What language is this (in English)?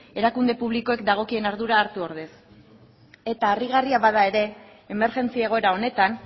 Basque